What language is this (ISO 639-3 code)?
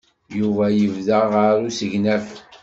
kab